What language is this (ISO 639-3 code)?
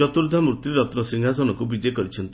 ori